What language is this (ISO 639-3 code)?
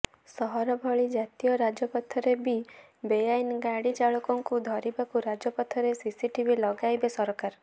ori